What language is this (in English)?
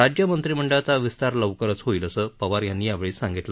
Marathi